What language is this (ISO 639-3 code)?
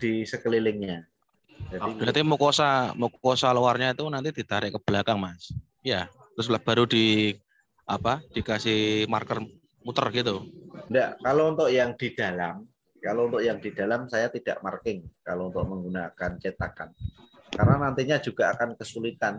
ind